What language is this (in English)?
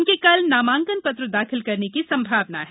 Hindi